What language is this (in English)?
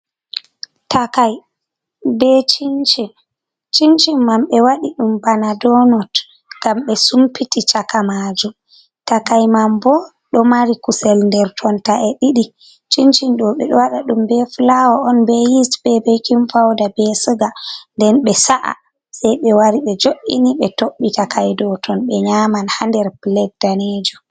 Fula